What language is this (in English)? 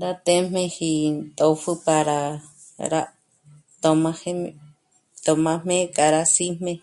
Michoacán Mazahua